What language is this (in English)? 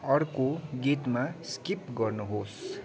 Nepali